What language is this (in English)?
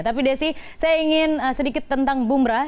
Indonesian